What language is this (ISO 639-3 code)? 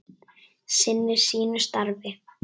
isl